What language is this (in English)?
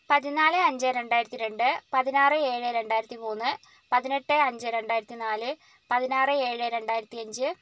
Malayalam